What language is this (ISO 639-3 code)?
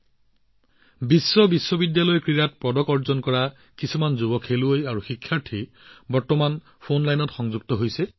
asm